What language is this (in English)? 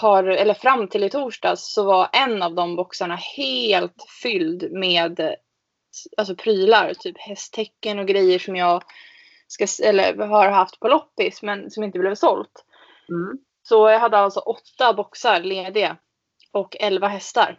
Swedish